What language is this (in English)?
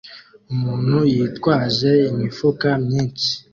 Kinyarwanda